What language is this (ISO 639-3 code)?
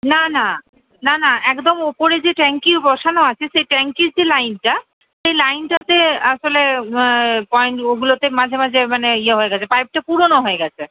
ben